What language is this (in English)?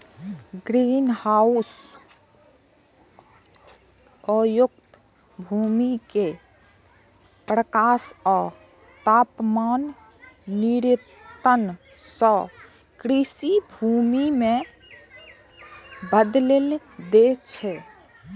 Maithili